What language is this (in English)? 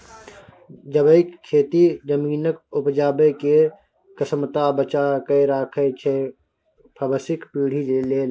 Maithili